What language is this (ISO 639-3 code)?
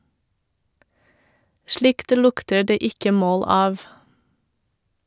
nor